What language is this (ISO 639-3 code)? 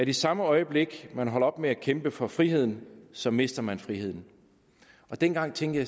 dan